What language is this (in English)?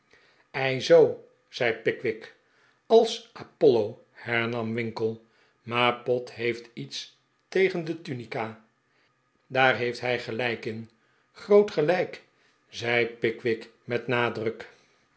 Dutch